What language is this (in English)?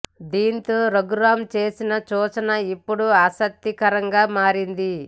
Telugu